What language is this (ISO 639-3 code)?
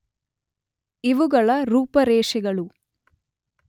kan